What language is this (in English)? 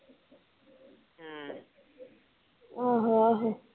Punjabi